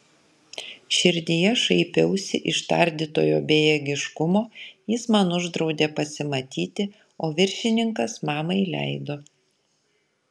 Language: Lithuanian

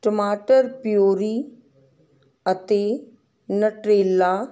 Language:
Punjabi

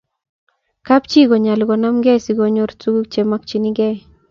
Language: Kalenjin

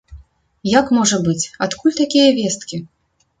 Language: Belarusian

